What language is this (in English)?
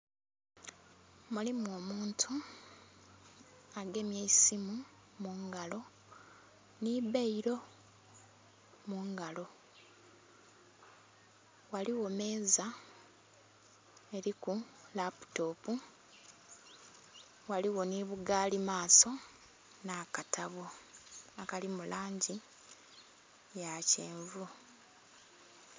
Soga